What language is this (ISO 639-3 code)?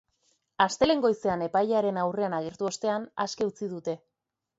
eus